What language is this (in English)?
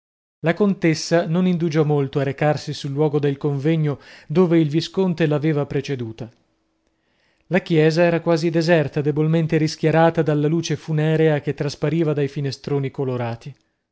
Italian